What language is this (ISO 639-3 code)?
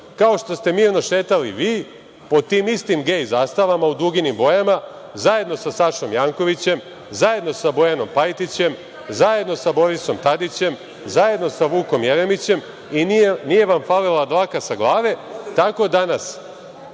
srp